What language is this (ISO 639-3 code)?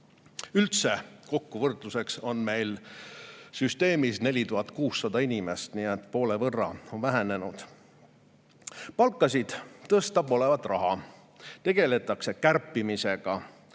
est